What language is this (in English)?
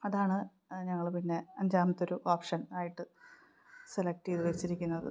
Malayalam